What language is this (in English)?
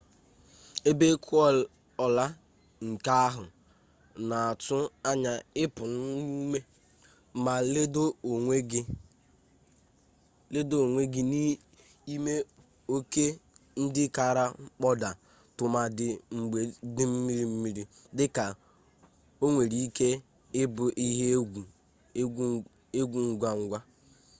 Igbo